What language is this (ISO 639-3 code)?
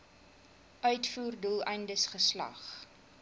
afr